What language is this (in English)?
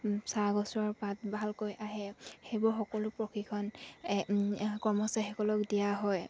Assamese